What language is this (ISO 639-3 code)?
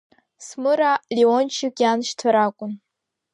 abk